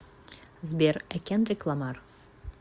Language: Russian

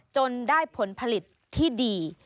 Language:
Thai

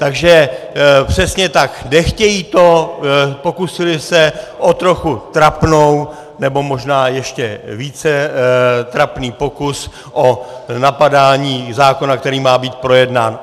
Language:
Czech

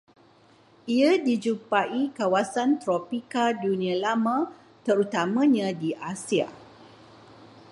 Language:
Malay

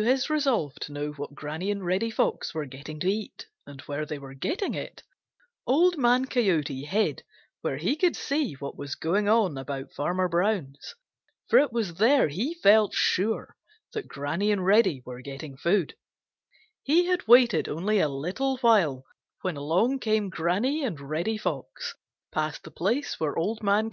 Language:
English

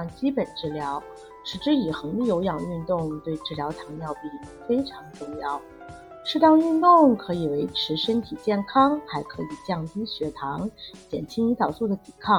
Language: Chinese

